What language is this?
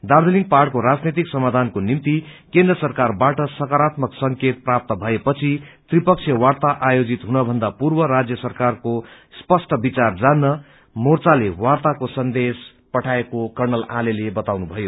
Nepali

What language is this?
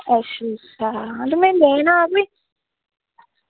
Dogri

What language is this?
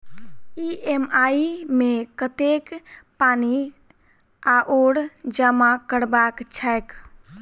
Maithili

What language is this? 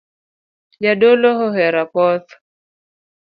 Luo (Kenya and Tanzania)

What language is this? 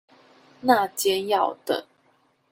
Chinese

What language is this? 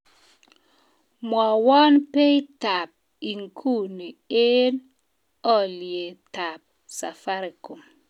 Kalenjin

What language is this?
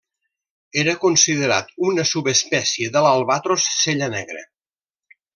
Catalan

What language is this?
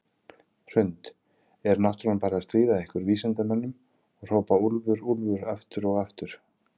Icelandic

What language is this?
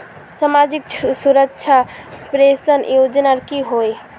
Magahi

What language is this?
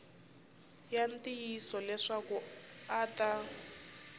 Tsonga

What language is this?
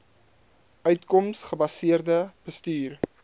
Afrikaans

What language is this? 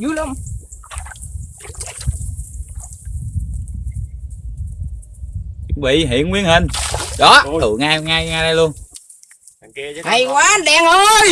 Vietnamese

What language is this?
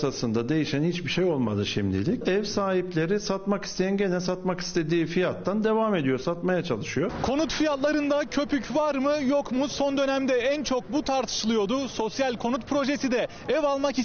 Turkish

